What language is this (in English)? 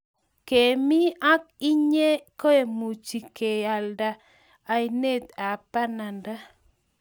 Kalenjin